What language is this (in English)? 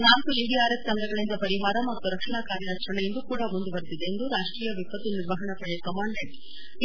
Kannada